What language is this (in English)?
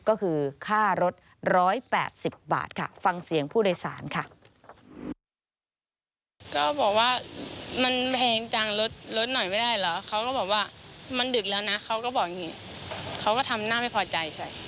Thai